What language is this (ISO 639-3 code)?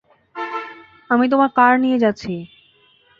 ben